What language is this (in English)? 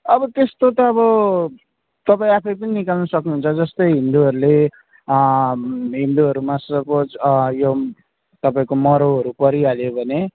Nepali